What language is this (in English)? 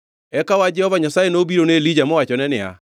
Luo (Kenya and Tanzania)